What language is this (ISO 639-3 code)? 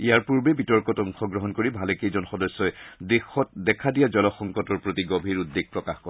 asm